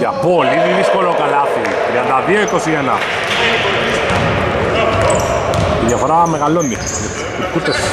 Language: Greek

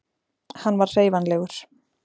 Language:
Icelandic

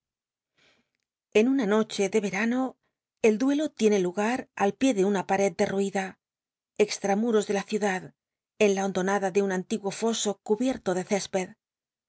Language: Spanish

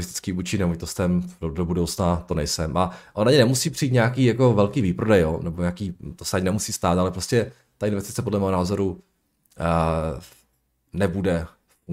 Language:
Czech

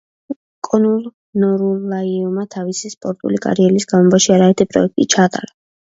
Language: Georgian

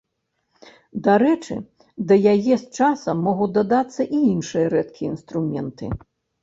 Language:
Belarusian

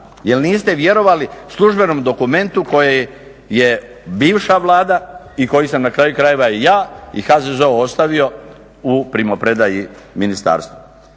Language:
Croatian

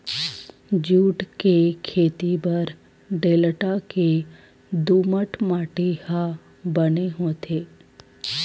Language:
Chhattisgarhi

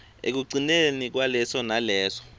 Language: Swati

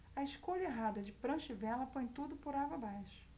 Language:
Portuguese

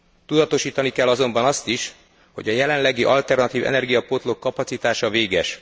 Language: Hungarian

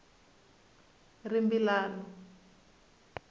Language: Tsonga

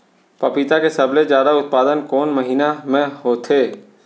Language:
Chhattisgarhi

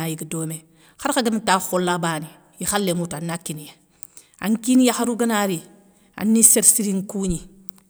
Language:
Soninke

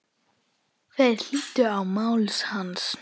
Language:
Icelandic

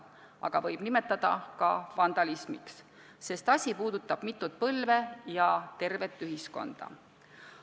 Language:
Estonian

